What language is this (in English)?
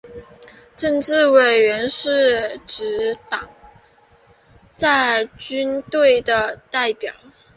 Chinese